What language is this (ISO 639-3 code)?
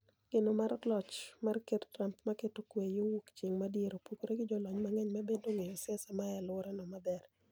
luo